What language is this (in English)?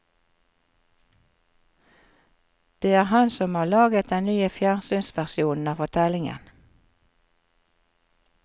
Norwegian